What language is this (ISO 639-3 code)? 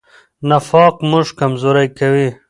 pus